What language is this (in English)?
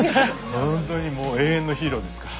Japanese